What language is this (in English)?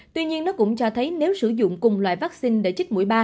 Vietnamese